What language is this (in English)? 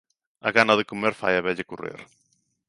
Galician